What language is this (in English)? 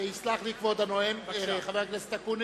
Hebrew